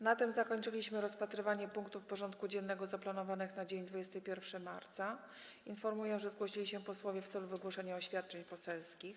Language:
Polish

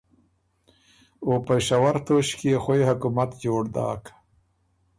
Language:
Ormuri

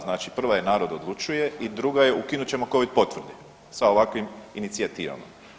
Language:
Croatian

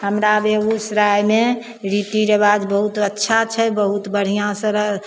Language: Maithili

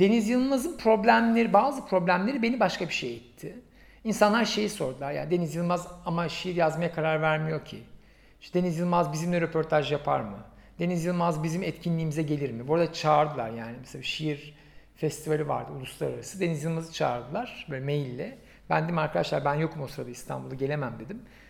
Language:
Turkish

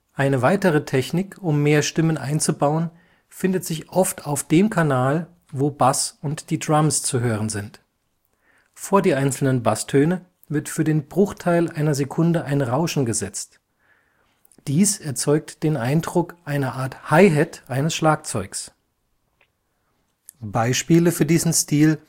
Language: German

